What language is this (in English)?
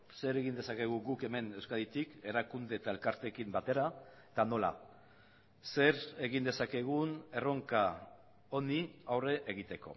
Basque